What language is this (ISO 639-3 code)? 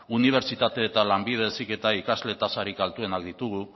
eus